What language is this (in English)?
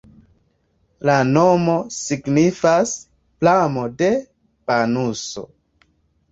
Esperanto